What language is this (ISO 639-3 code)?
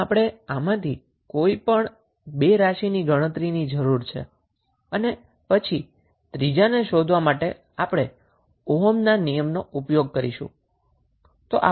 guj